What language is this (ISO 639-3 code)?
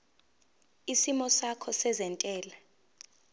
zul